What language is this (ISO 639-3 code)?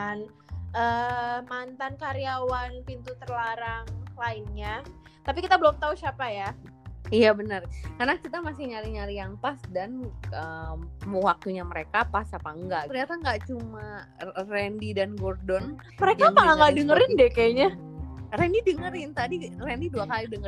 ind